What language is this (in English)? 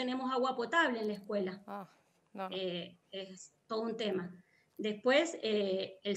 Spanish